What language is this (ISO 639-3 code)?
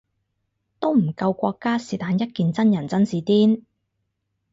yue